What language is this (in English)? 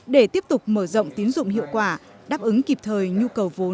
Vietnamese